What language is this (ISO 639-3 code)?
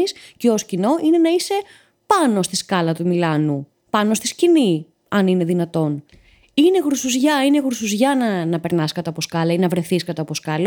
ell